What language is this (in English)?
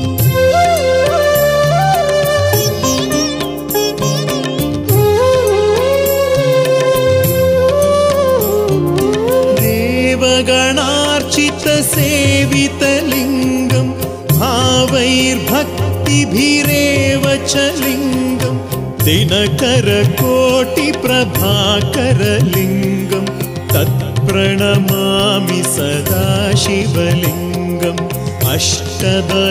Romanian